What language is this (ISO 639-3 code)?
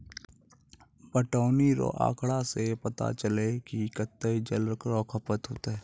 mai